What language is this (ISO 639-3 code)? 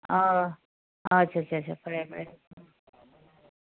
mni